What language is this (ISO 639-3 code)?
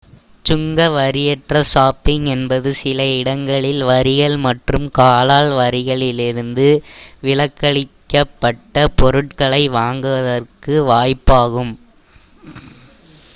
tam